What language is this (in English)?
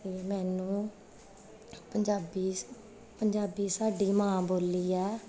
Punjabi